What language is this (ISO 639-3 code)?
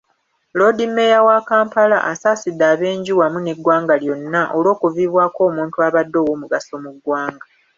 lug